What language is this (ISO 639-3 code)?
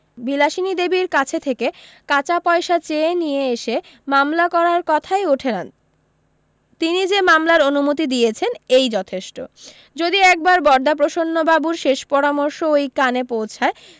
ben